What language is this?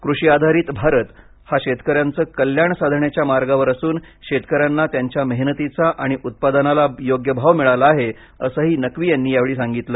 Marathi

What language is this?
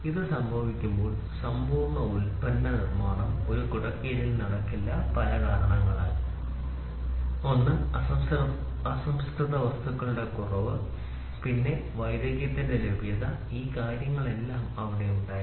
Malayalam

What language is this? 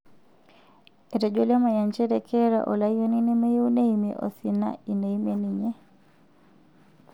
Masai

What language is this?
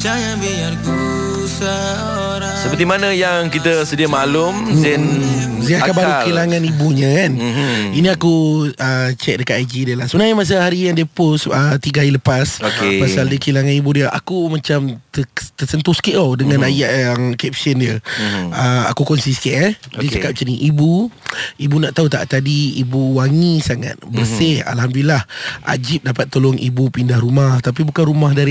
Malay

